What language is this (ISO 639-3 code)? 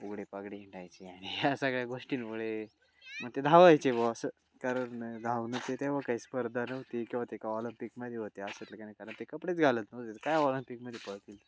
mar